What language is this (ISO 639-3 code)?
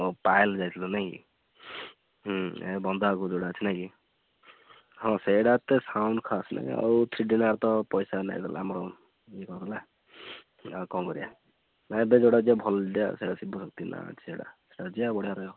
ori